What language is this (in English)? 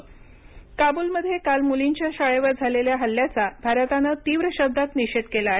Marathi